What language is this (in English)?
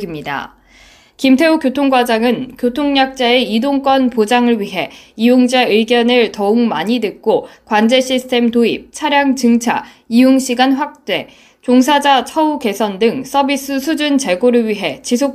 Korean